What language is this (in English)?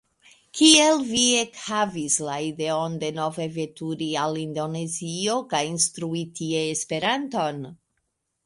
Esperanto